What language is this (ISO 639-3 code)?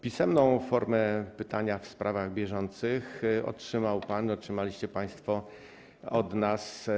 pol